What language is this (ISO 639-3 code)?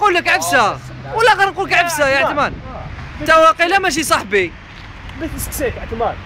ara